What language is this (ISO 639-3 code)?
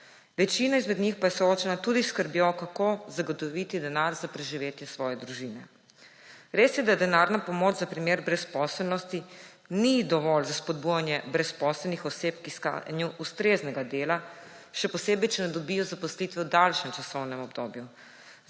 slv